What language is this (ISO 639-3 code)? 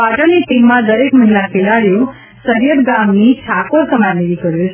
guj